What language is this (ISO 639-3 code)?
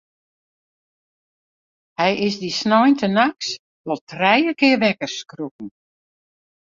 fry